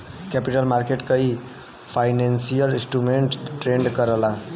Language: Bhojpuri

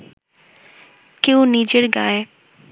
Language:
Bangla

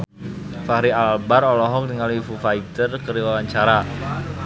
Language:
Sundanese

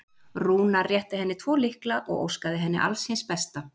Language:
Icelandic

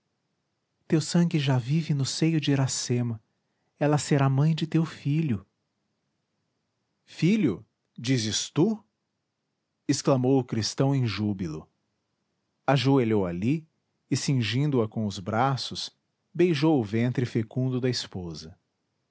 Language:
Portuguese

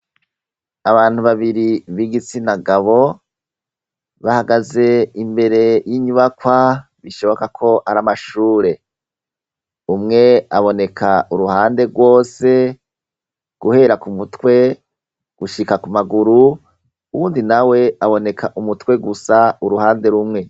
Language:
Rundi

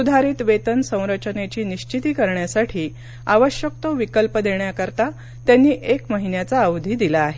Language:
Marathi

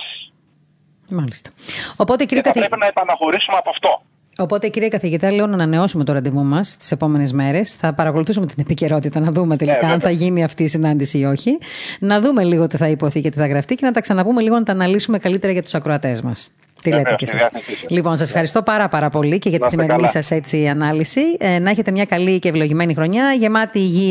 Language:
Greek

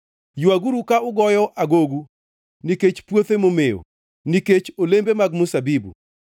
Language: Luo (Kenya and Tanzania)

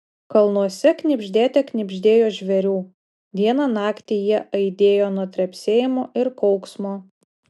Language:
Lithuanian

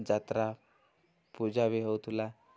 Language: Odia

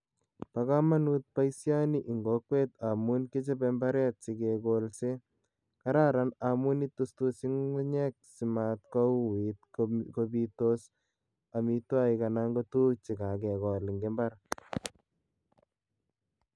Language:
Kalenjin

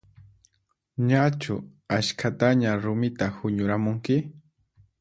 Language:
Puno Quechua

